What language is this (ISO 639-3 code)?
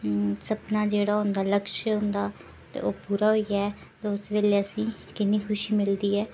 doi